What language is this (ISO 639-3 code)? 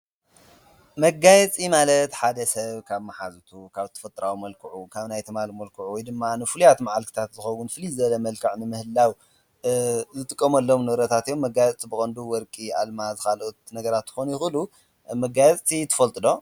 tir